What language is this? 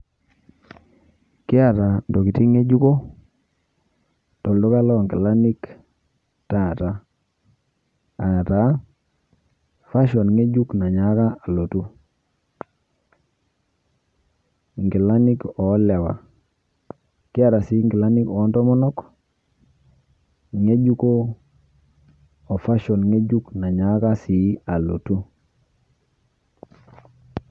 Masai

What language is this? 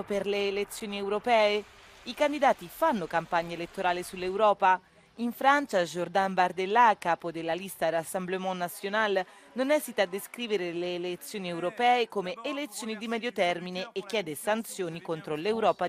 Italian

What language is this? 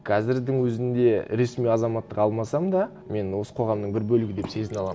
Kazakh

